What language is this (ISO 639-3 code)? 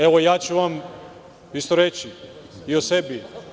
srp